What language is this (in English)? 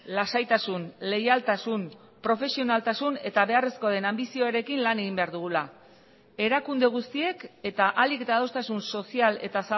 Basque